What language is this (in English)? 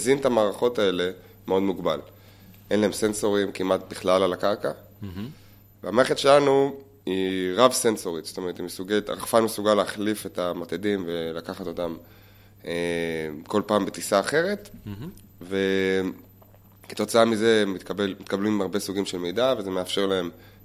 Hebrew